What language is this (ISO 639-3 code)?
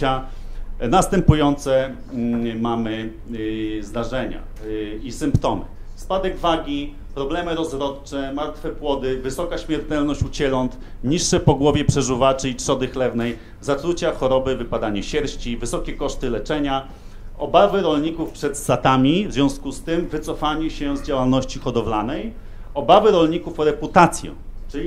pol